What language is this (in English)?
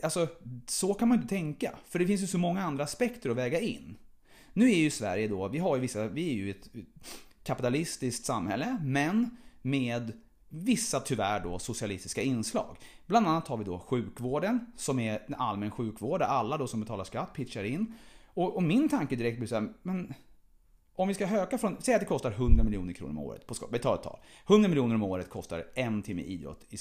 Swedish